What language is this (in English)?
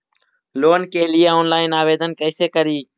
Magahi